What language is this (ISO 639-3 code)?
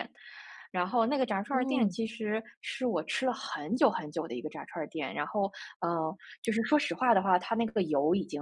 zho